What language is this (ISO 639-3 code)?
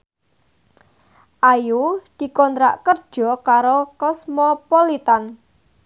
jav